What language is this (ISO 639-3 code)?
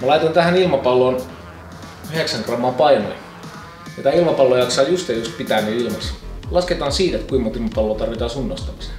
fin